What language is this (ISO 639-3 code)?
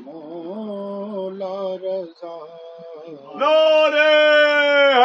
urd